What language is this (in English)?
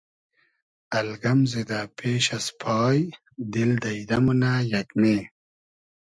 Hazaragi